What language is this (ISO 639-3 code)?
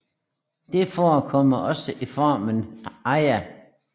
dan